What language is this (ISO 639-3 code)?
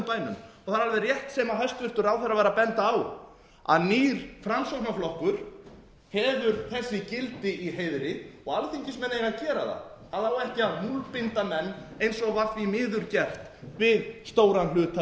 isl